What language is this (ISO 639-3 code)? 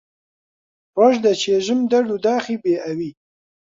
ckb